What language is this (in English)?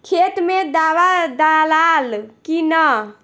Bhojpuri